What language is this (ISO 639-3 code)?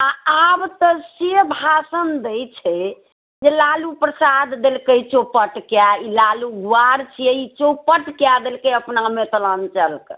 mai